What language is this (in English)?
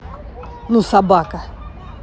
Russian